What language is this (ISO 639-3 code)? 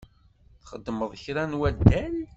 kab